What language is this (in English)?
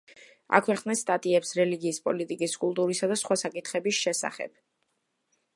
Georgian